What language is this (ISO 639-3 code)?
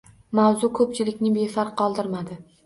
uzb